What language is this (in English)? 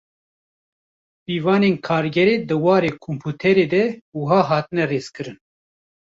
Kurdish